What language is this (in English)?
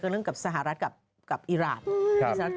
Thai